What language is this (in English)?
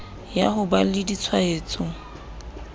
Southern Sotho